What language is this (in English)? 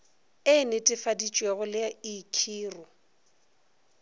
Northern Sotho